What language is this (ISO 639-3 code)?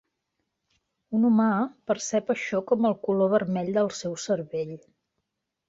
cat